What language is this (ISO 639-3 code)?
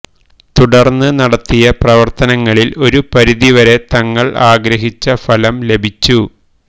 mal